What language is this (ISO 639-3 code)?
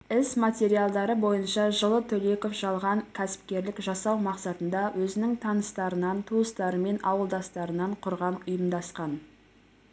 kaz